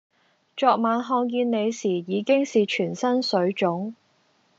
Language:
Cantonese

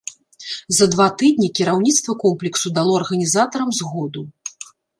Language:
Belarusian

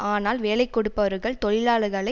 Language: Tamil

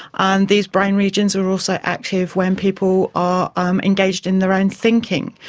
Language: English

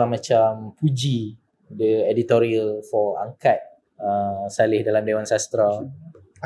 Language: Malay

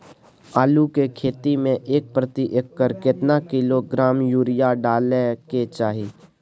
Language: Maithili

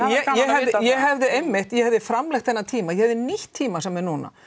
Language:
Icelandic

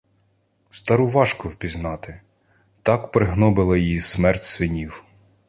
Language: Ukrainian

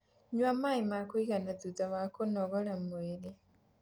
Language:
Kikuyu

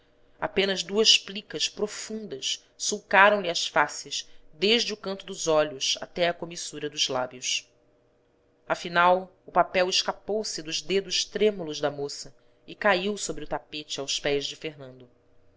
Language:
Portuguese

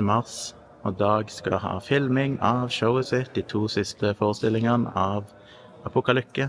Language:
Norwegian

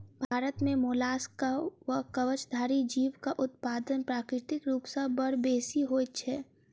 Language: Maithili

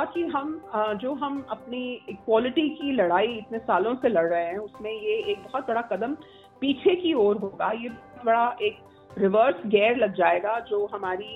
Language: Hindi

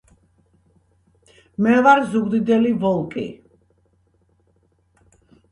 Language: Georgian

